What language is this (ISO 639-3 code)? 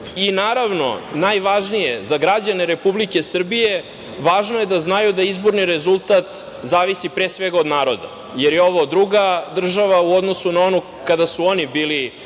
srp